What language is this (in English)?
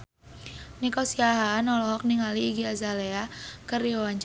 Sundanese